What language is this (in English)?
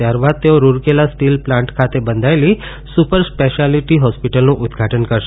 Gujarati